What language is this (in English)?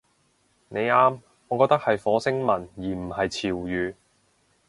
Cantonese